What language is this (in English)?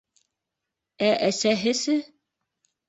Bashkir